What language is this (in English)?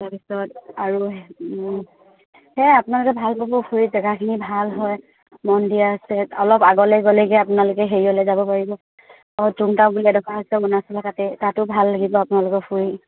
Assamese